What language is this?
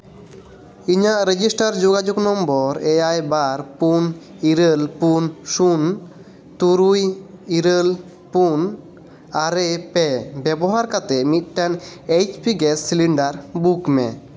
Santali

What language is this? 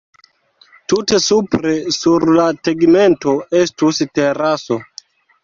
Esperanto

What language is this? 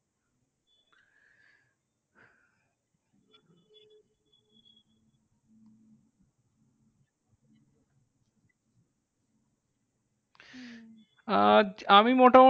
Bangla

